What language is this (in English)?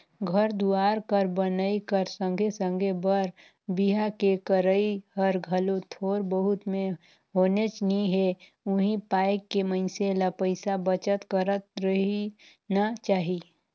Chhattisgarhi